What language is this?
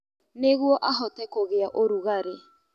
Kikuyu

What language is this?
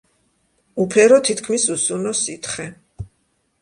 Georgian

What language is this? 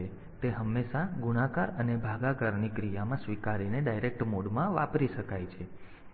Gujarati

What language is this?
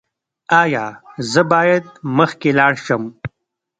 Pashto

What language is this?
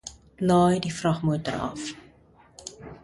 Afrikaans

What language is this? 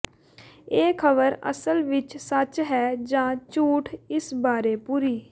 Punjabi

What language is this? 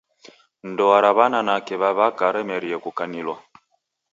Taita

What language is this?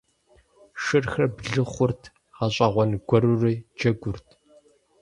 Kabardian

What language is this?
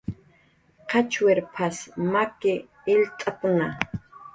Jaqaru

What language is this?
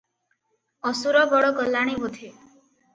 Odia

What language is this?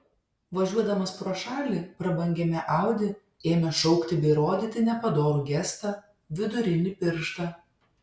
Lithuanian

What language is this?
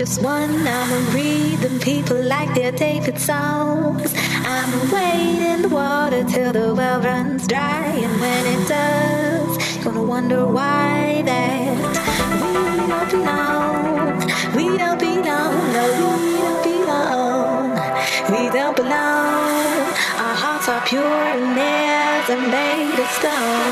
English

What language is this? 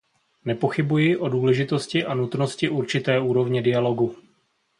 Czech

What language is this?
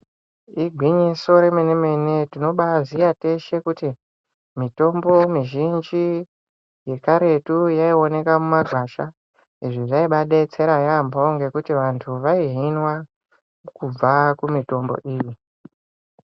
Ndau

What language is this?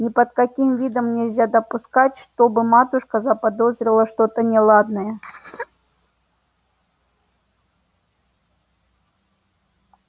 Russian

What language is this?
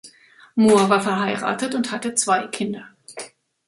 German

